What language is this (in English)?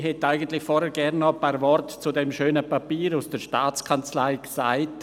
Swiss German